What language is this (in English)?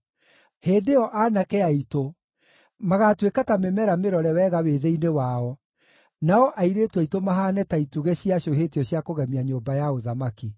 Kikuyu